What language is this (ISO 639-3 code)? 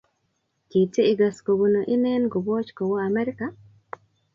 kln